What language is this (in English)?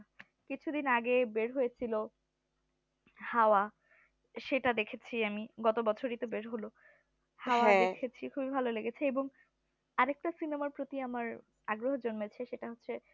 Bangla